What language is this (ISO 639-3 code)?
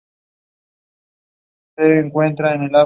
spa